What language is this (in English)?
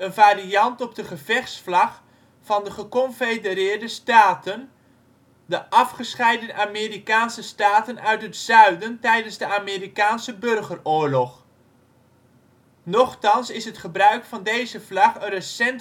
Dutch